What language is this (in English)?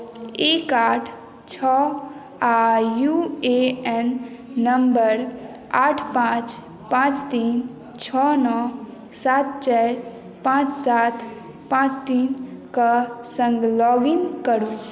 Maithili